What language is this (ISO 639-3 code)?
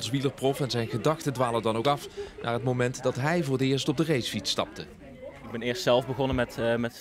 nld